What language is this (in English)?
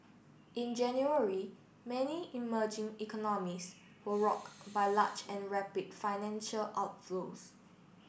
English